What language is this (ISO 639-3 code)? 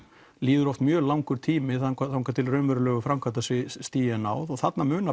isl